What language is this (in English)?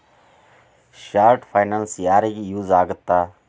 Kannada